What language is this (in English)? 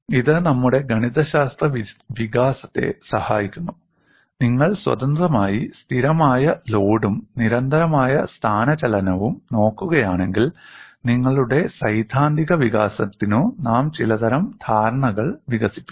Malayalam